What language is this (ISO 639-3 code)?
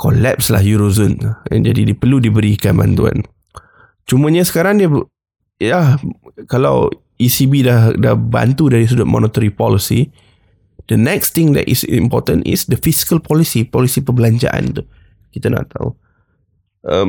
msa